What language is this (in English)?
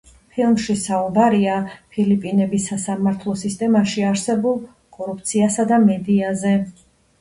Georgian